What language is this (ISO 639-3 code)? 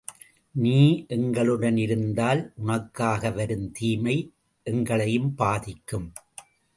tam